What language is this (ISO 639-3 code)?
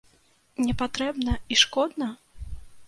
bel